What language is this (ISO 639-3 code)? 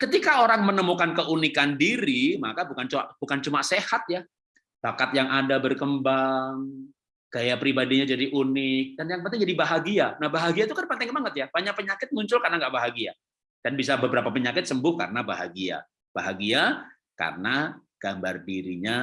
ind